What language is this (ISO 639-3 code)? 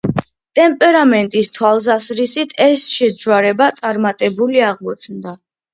kat